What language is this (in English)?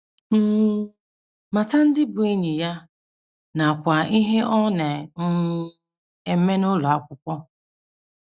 Igbo